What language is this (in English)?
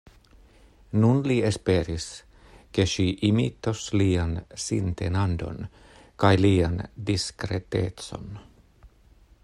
Esperanto